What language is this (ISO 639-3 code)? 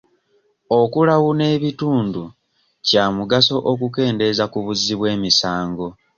lug